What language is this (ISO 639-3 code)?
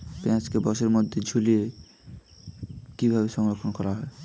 ben